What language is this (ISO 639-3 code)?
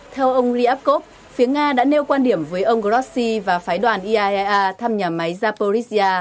vie